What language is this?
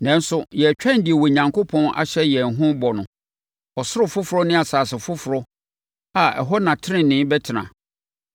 Akan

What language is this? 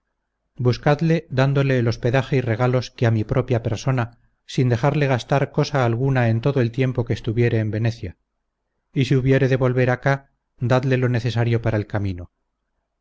Spanish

